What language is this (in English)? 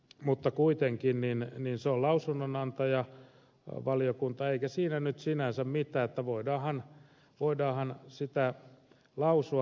Finnish